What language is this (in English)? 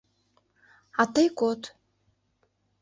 Mari